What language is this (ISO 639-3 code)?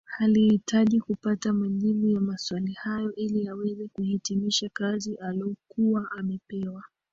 swa